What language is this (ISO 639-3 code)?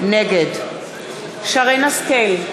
heb